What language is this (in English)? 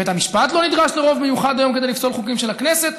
Hebrew